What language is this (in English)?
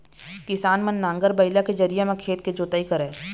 Chhattisgarhi